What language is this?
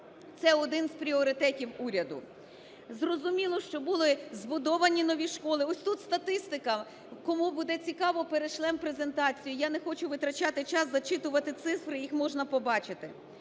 Ukrainian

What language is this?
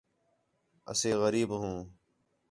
Khetrani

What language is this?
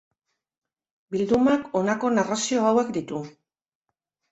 Basque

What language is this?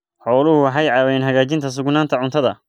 Somali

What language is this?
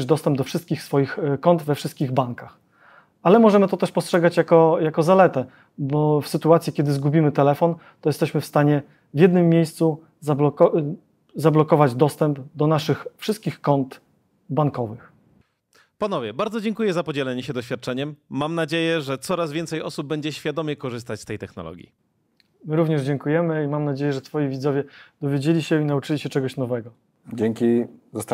Polish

